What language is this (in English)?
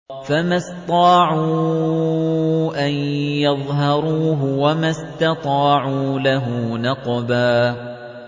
Arabic